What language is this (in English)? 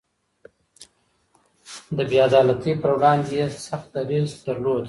Pashto